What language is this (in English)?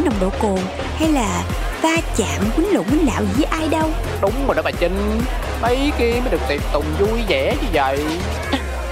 Vietnamese